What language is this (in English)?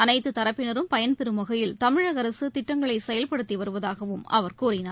Tamil